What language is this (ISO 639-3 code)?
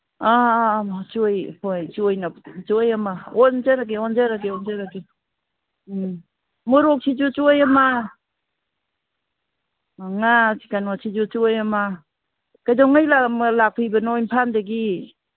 mni